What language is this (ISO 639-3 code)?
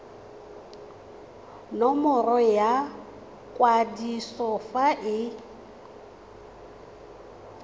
tsn